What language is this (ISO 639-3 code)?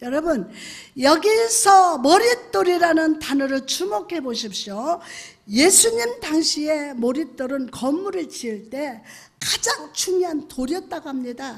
kor